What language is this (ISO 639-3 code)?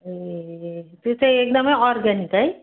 nep